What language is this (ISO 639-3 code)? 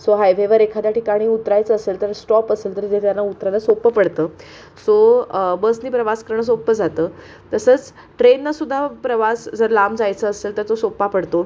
mar